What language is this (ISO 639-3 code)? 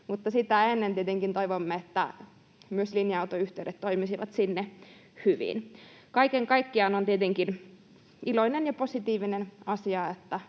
fin